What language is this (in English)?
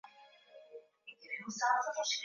Swahili